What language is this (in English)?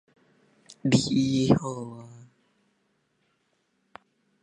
Min Nan Chinese